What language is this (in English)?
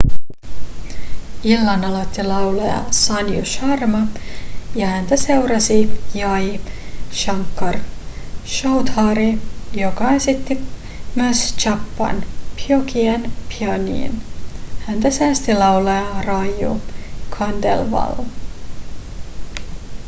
Finnish